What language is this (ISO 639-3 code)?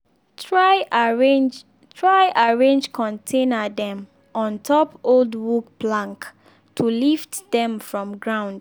pcm